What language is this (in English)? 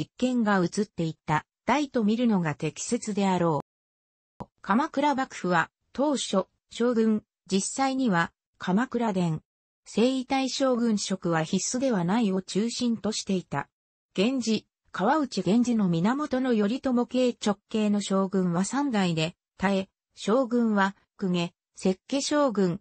Japanese